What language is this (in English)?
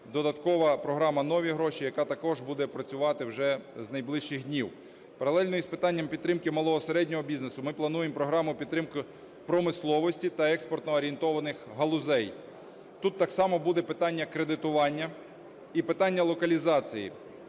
Ukrainian